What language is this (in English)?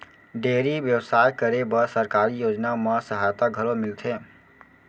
Chhattisgarhi